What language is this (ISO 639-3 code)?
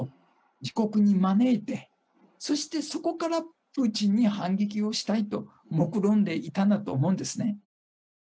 jpn